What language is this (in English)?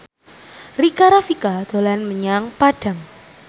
Javanese